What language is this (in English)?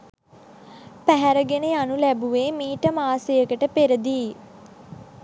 Sinhala